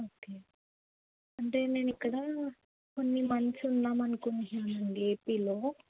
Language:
Telugu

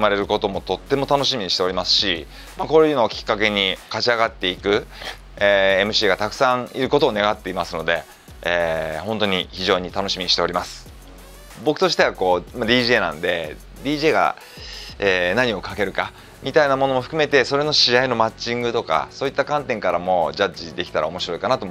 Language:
Japanese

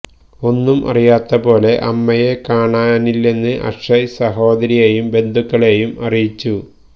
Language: Malayalam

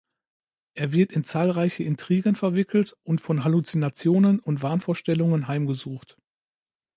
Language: German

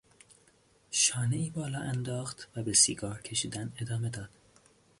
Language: Persian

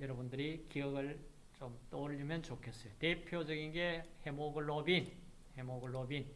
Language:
Korean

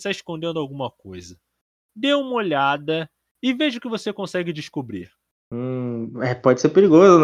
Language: Portuguese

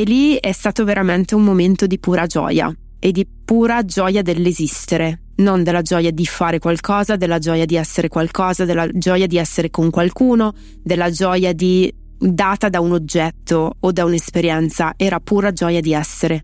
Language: Italian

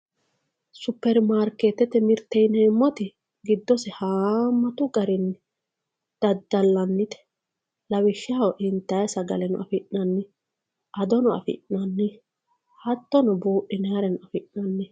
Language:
Sidamo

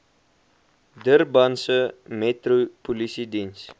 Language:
Afrikaans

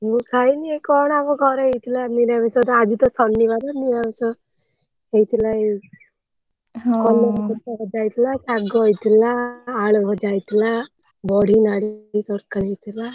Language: Odia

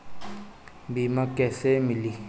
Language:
Bhojpuri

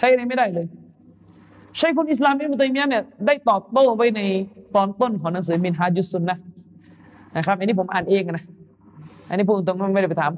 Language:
Thai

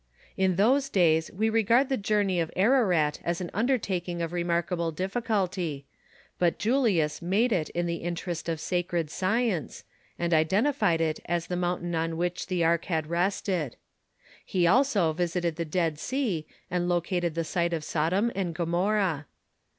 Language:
English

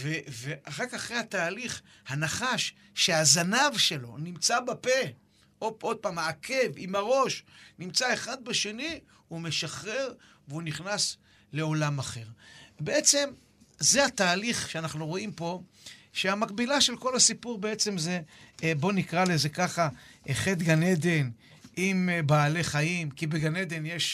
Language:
Hebrew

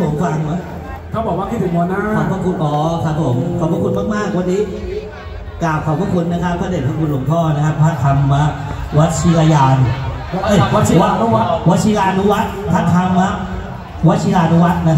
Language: Thai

